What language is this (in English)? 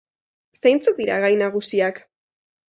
Basque